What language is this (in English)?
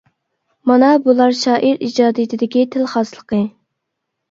Uyghur